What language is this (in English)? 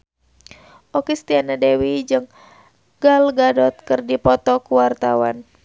Sundanese